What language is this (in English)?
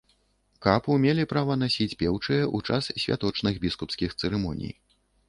Belarusian